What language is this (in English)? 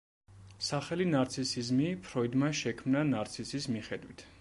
Georgian